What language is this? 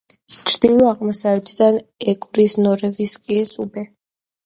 Georgian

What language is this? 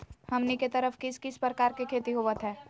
Magahi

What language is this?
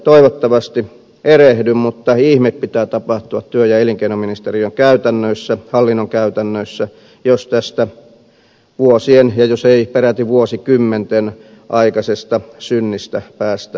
Finnish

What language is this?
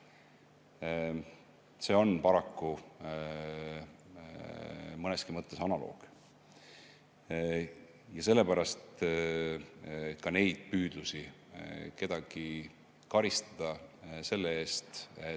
Estonian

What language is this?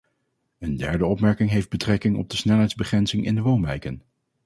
Dutch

